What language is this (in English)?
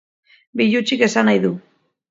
Basque